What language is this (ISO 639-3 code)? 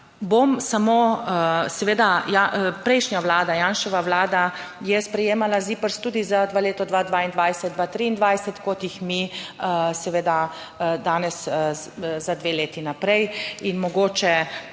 slv